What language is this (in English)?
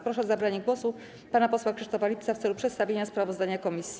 Polish